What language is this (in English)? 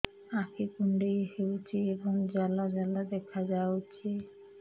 Odia